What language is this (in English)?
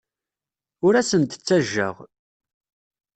Kabyle